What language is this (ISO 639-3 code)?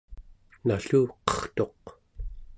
esu